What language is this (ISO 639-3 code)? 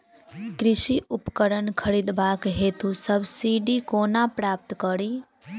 mai